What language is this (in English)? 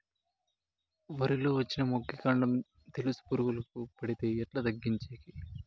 Telugu